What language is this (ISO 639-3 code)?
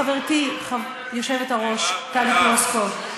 heb